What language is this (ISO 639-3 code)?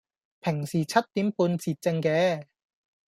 yue